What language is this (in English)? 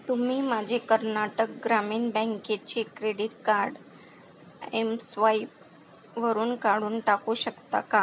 Marathi